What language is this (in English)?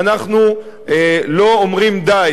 Hebrew